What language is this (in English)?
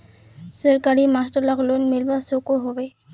Magahi